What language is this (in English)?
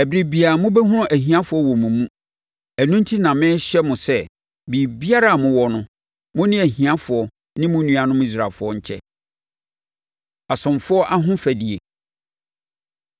Akan